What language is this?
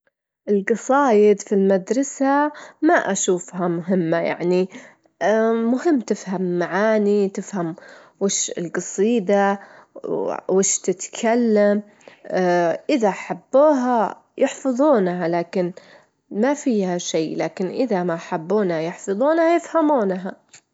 Gulf Arabic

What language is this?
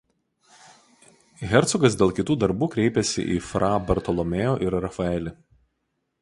Lithuanian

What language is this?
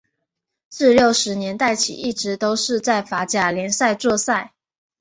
Chinese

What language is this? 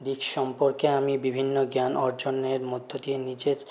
Bangla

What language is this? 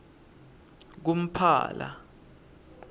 Swati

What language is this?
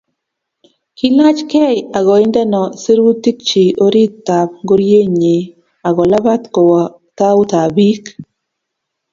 Kalenjin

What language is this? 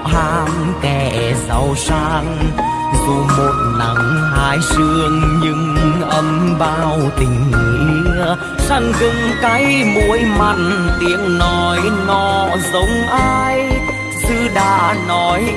Vietnamese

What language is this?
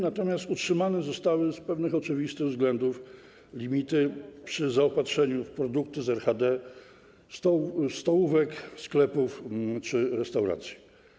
Polish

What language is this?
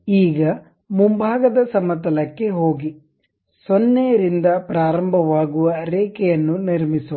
Kannada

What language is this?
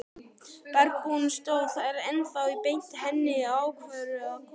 Icelandic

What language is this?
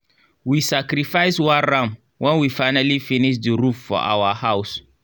Nigerian Pidgin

